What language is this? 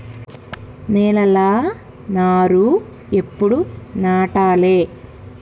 Telugu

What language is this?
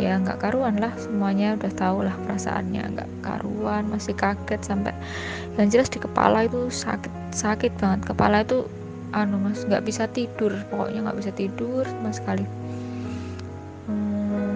Indonesian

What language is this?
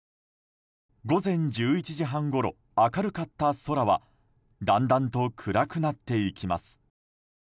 Japanese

